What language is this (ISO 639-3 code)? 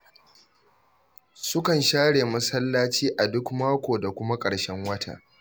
hau